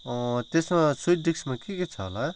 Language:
Nepali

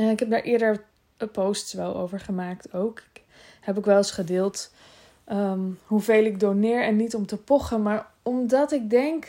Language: Dutch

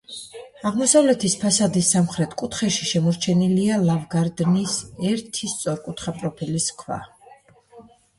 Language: Georgian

